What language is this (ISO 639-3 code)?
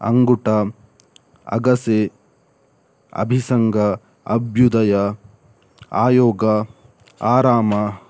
kan